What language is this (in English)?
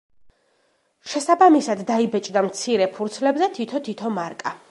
Georgian